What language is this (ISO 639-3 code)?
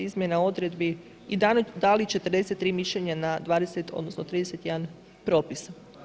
hrv